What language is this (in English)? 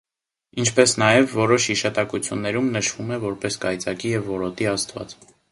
Armenian